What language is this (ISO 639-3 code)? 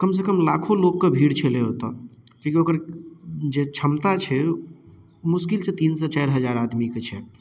mai